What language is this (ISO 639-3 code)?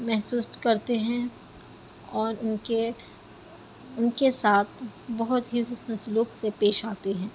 urd